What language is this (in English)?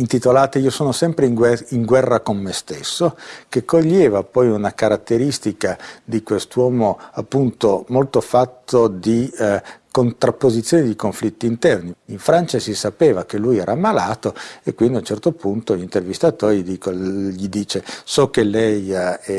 Italian